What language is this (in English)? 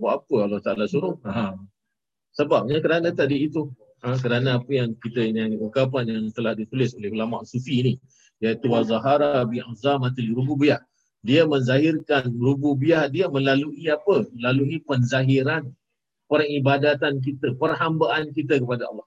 Malay